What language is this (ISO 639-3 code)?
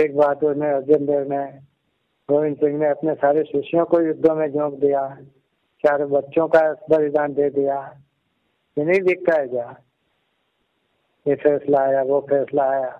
hin